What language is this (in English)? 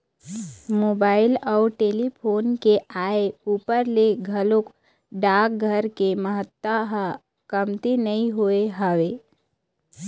Chhattisgarhi